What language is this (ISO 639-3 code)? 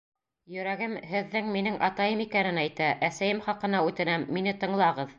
bak